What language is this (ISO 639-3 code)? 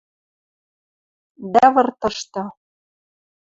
mrj